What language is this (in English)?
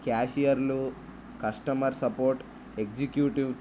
Telugu